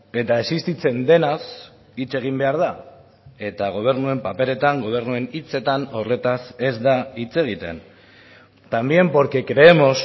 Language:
Basque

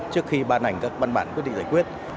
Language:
Vietnamese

